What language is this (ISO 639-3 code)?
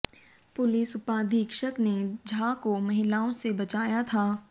hin